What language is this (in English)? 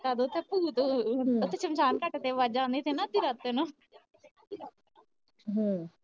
Punjabi